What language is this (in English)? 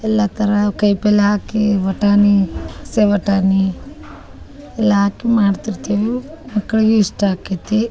Kannada